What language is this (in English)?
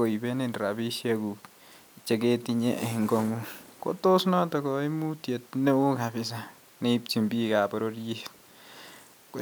Kalenjin